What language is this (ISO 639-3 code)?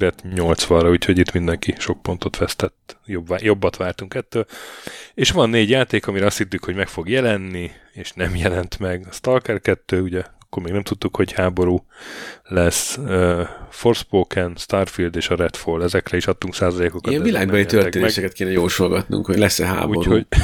hun